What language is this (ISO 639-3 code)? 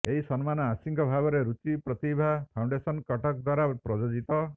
ori